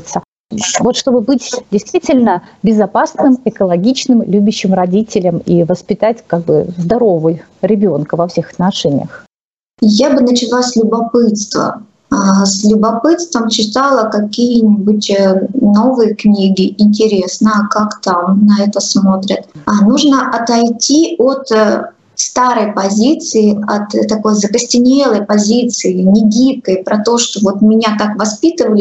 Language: Russian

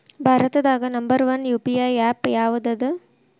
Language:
Kannada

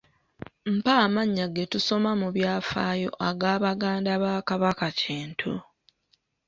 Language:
Ganda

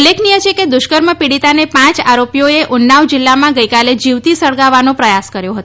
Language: Gujarati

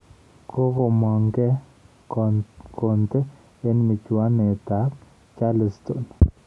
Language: Kalenjin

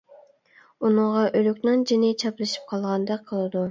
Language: Uyghur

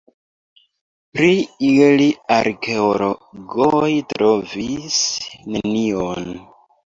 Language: Esperanto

